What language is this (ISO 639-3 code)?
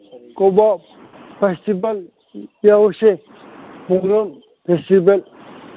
mni